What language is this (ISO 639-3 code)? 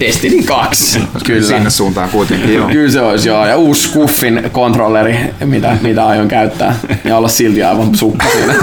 fin